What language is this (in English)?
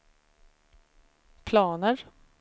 Swedish